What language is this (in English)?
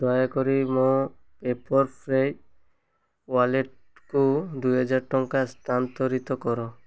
Odia